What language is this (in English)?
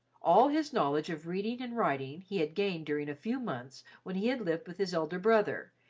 English